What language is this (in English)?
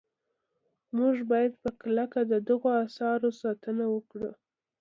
Pashto